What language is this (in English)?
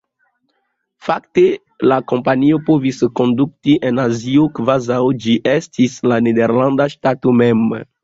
Esperanto